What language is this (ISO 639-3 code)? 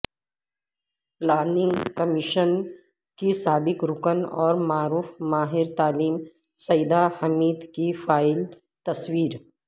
urd